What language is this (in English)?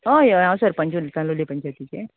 Konkani